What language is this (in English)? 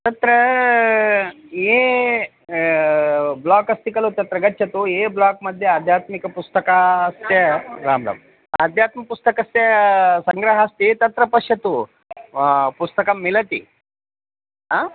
Sanskrit